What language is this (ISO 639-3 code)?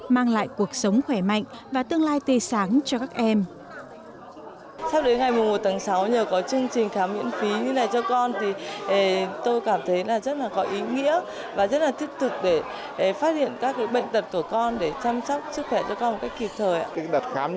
vie